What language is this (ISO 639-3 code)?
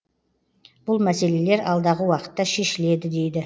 kaz